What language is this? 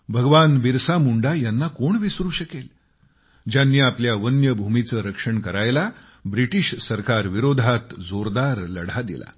Marathi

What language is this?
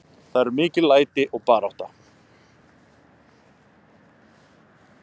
Icelandic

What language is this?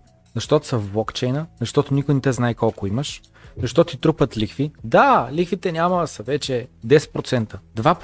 Bulgarian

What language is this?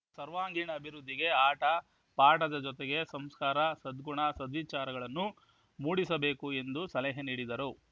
Kannada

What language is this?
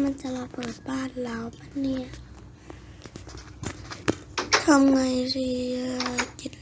Thai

